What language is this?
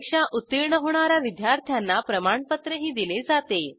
Marathi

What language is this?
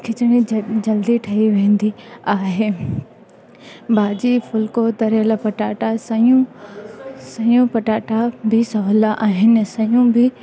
Sindhi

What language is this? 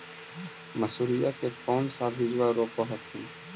Magahi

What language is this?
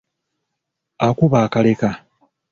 Ganda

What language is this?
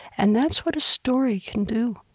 English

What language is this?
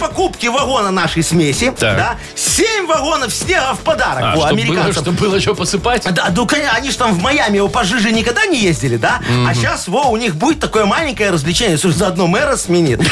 Russian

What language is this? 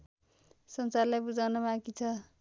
Nepali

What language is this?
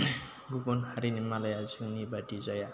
Bodo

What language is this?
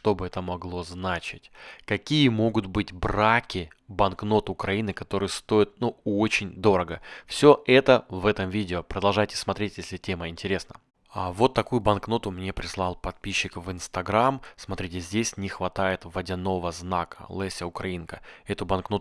Russian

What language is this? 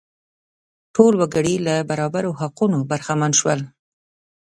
Pashto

